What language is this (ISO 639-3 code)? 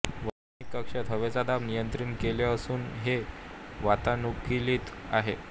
mar